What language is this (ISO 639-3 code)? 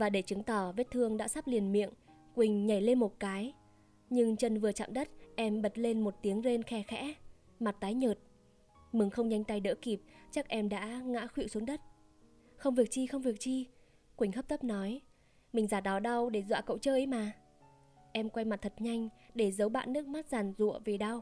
vie